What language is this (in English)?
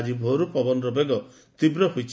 Odia